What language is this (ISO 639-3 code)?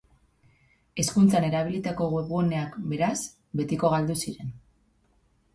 eus